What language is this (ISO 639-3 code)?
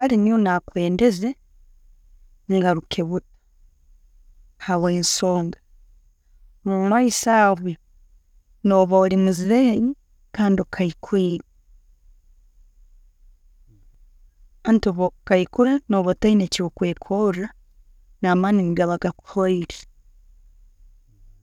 ttj